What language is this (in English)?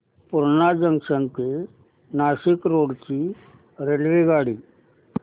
Marathi